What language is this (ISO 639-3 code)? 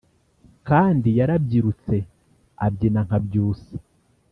kin